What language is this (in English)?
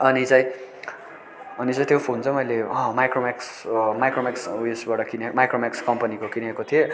Nepali